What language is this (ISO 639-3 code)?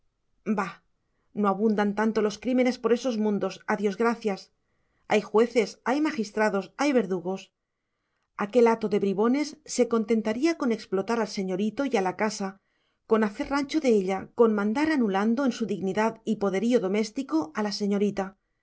spa